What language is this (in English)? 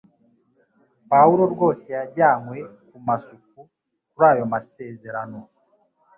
Kinyarwanda